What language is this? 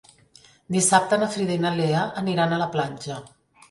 Catalan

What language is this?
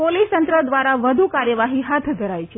Gujarati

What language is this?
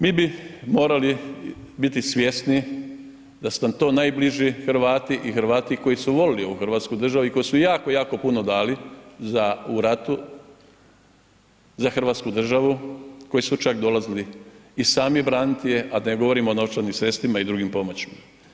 Croatian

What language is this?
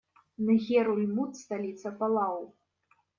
Russian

